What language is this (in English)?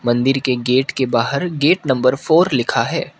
Hindi